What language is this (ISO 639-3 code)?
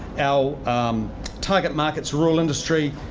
eng